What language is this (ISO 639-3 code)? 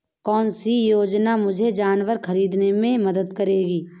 hin